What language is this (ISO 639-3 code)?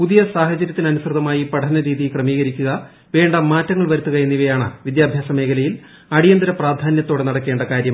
mal